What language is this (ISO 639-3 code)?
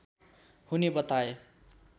nep